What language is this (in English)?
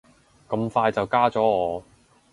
Cantonese